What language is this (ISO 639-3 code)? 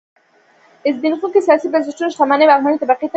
pus